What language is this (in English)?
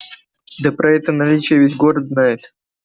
Russian